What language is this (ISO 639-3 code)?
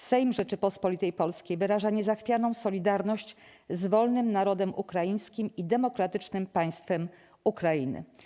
pol